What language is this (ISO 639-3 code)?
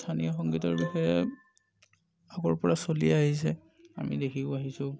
asm